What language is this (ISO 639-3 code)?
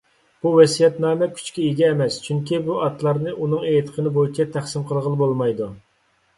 uig